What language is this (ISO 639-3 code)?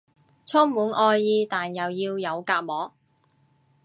yue